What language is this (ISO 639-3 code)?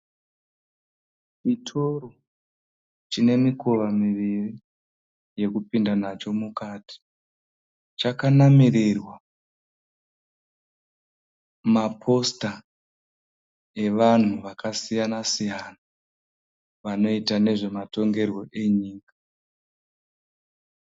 sna